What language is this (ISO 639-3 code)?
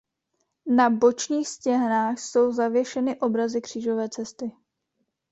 ces